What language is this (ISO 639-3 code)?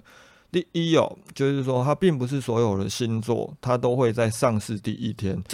zho